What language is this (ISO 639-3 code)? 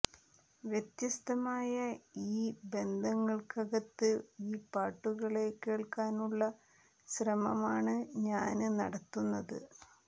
mal